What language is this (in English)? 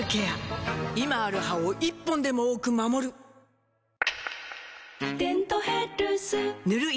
Japanese